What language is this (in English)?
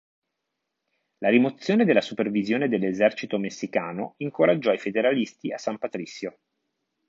Italian